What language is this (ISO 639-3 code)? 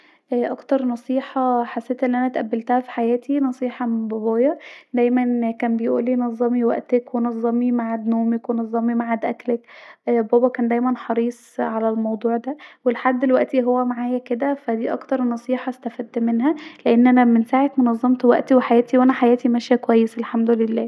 arz